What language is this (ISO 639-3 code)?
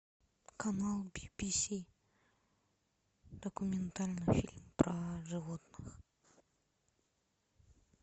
rus